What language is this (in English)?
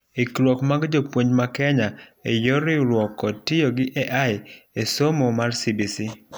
Luo (Kenya and Tanzania)